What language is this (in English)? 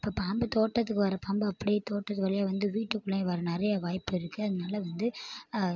Tamil